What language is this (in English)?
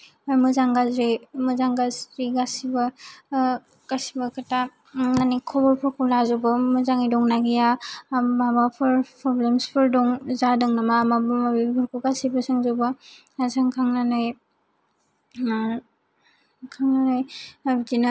Bodo